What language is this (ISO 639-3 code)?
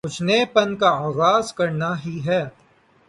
urd